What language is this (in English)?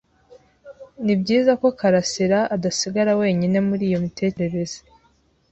Kinyarwanda